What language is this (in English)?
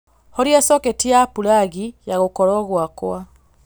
Kikuyu